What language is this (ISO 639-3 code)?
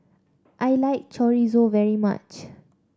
eng